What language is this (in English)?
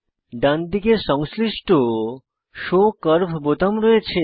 Bangla